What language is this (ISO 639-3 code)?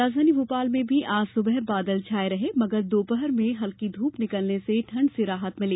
hin